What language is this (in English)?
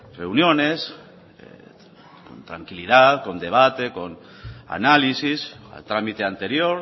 Spanish